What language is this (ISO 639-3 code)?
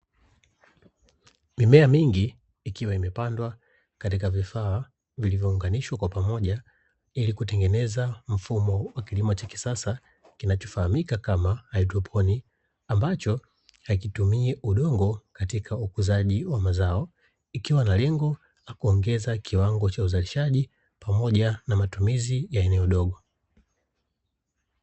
swa